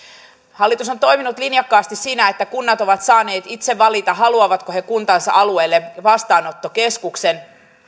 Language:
Finnish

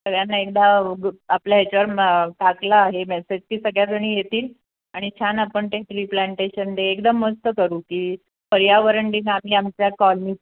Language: Marathi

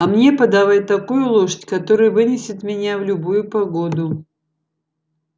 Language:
Russian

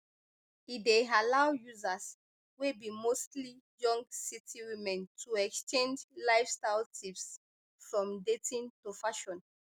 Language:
Nigerian Pidgin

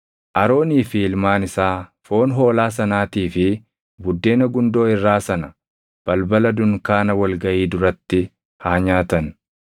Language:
Oromo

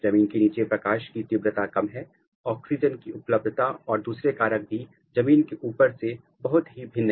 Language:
Hindi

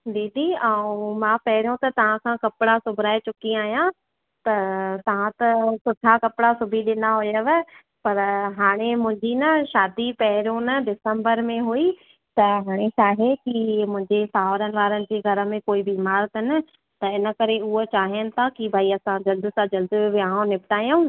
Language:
Sindhi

